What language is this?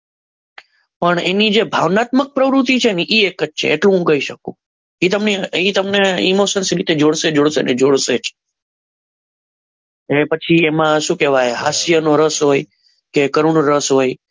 Gujarati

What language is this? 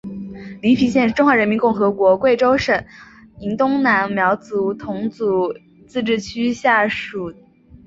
Chinese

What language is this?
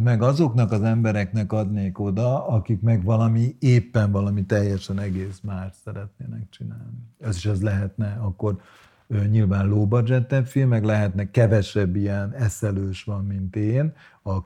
Hungarian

